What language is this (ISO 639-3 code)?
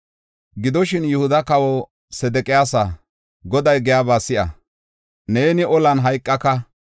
gof